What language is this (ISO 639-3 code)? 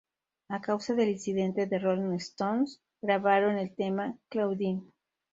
spa